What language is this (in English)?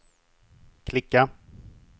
Swedish